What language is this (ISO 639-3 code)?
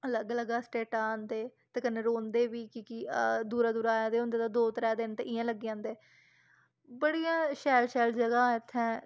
doi